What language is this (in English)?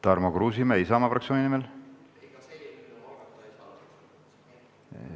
Estonian